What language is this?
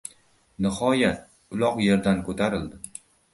Uzbek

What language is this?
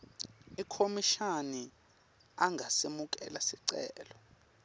Swati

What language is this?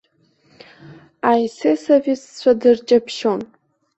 Abkhazian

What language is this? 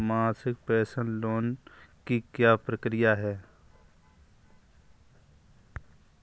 Hindi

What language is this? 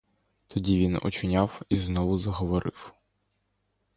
Ukrainian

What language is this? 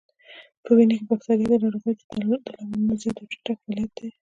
Pashto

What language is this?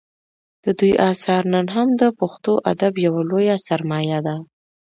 Pashto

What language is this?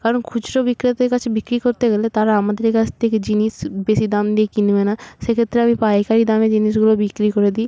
Bangla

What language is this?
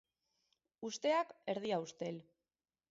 Basque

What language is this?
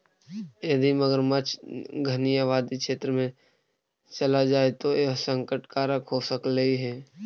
Magahi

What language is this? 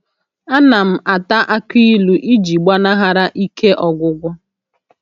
Igbo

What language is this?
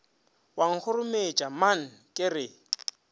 Northern Sotho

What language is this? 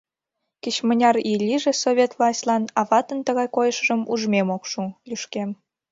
Mari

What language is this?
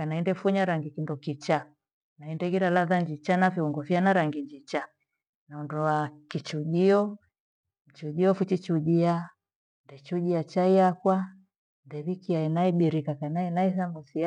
Gweno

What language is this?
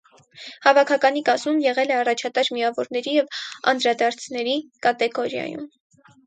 Armenian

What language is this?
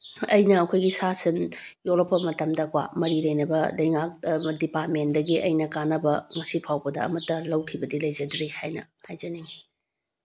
Manipuri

